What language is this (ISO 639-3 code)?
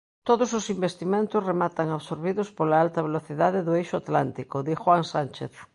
glg